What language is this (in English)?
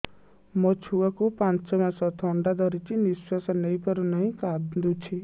Odia